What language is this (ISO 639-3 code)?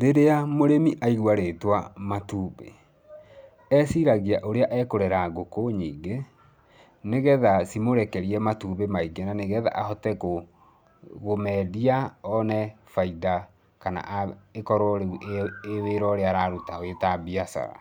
kik